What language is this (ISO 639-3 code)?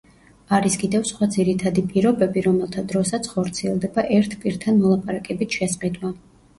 kat